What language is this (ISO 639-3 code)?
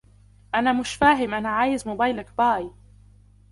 ara